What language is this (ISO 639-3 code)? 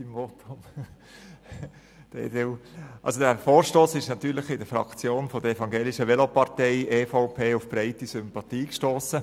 gsw